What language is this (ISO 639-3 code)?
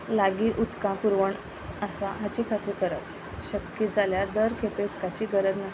kok